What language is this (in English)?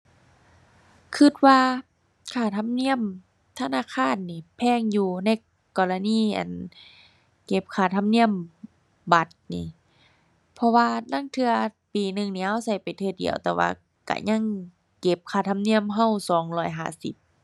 Thai